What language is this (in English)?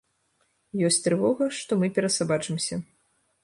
Belarusian